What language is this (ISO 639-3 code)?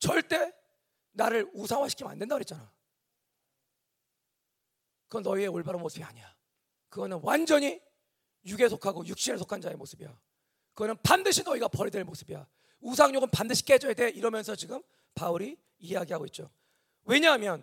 kor